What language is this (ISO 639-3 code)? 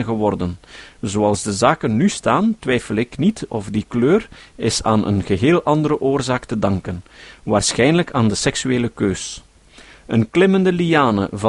nld